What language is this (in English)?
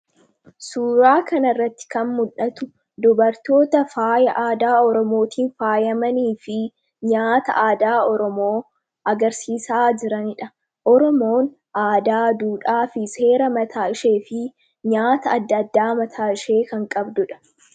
Oromo